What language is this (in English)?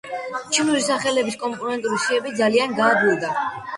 Georgian